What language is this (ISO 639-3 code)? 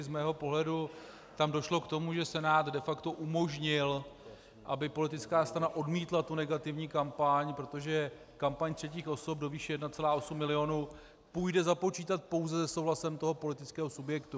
ces